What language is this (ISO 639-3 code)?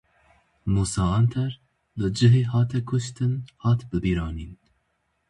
kur